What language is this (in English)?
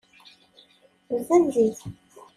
Kabyle